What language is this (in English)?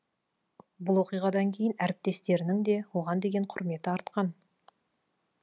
Kazakh